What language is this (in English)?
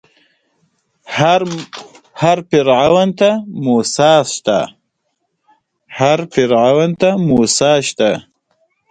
Pashto